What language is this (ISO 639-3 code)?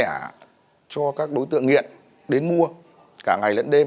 vie